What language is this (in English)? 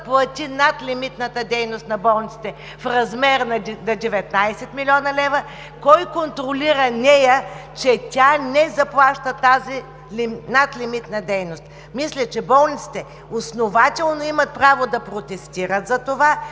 Bulgarian